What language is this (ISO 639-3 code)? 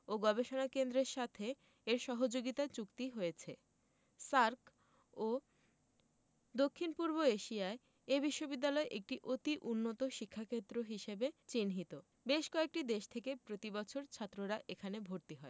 ben